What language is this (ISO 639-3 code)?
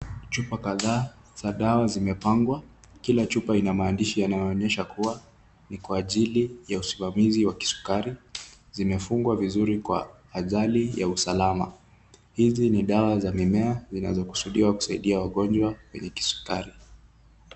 swa